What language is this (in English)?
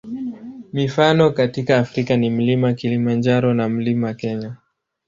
Swahili